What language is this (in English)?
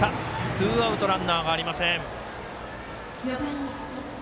Japanese